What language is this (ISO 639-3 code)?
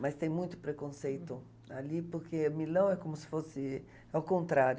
por